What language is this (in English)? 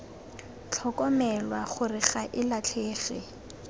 Tswana